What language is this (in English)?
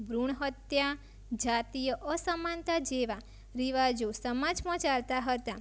Gujarati